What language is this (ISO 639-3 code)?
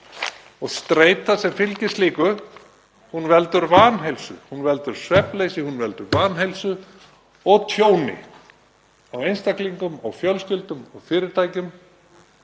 isl